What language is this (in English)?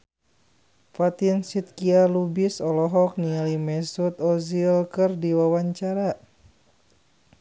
Sundanese